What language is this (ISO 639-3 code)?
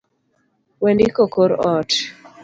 luo